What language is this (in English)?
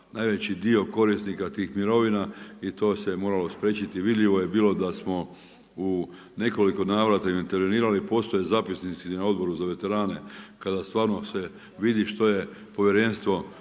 Croatian